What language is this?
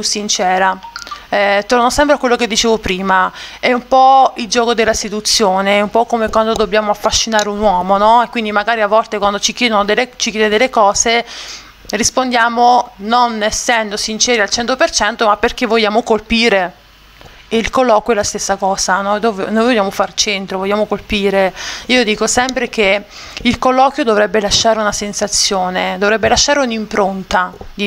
Italian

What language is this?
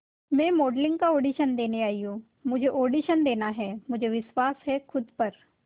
Hindi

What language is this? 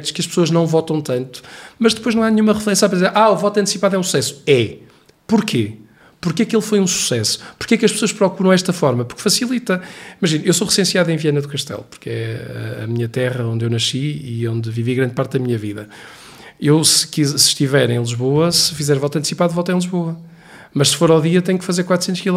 Portuguese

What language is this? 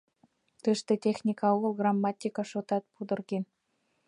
Mari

